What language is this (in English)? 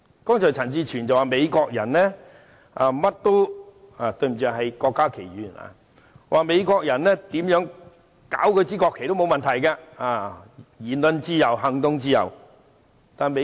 Cantonese